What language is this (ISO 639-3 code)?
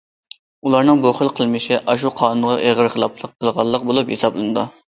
uig